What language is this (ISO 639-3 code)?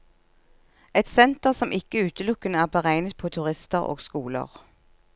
nor